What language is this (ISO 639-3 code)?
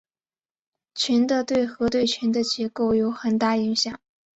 zho